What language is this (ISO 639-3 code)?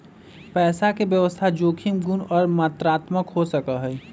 mag